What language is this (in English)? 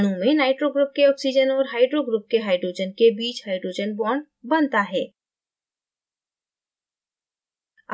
Hindi